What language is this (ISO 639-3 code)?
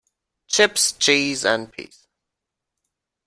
eng